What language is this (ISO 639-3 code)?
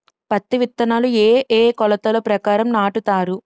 tel